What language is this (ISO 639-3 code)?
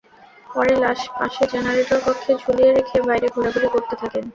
ben